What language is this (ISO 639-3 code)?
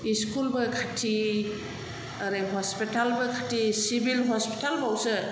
brx